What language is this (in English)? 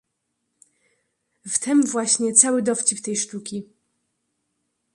Polish